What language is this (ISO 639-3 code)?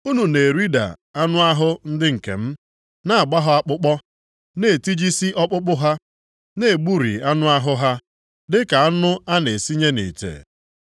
ibo